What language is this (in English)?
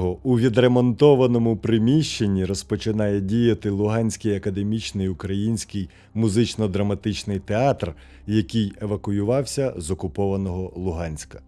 Ukrainian